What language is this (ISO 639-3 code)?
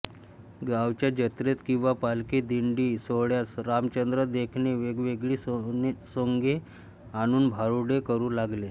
mar